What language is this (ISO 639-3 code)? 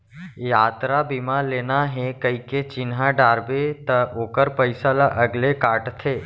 hne